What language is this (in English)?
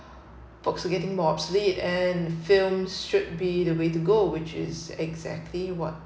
English